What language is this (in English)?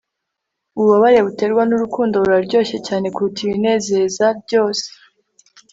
Kinyarwanda